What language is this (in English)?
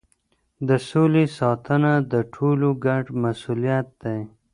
Pashto